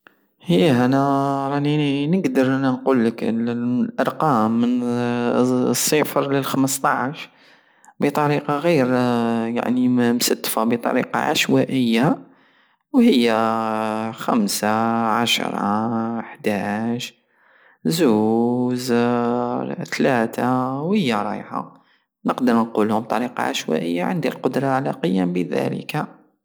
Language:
Algerian Saharan Arabic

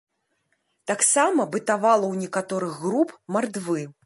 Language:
Belarusian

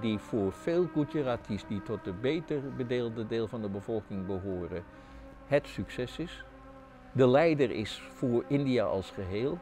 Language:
Dutch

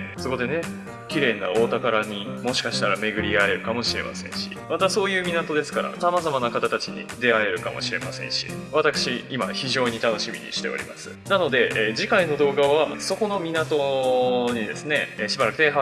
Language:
Japanese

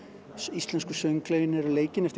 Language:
Icelandic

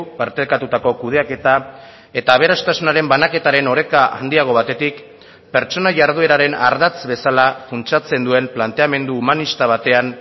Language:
Basque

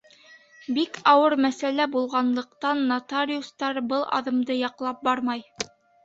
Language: Bashkir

